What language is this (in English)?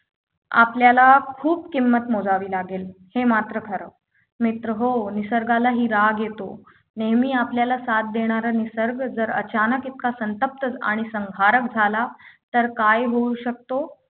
Marathi